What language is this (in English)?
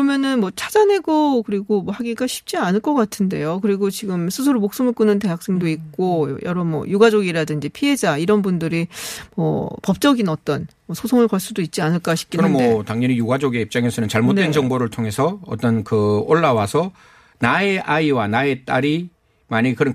Korean